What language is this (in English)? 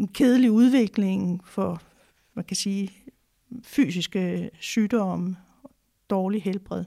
Danish